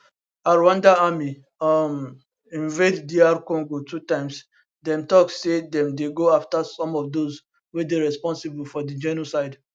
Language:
Nigerian Pidgin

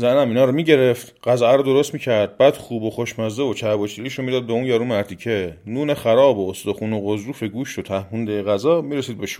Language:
Persian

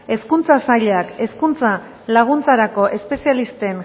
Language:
Basque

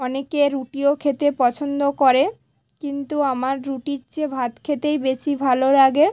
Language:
Bangla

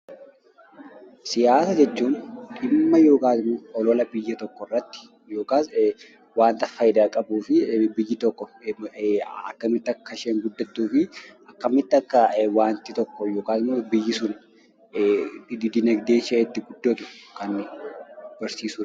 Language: Oromo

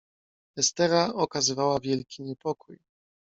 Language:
Polish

